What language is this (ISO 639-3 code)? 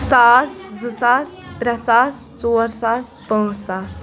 kas